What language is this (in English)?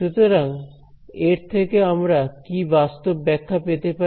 Bangla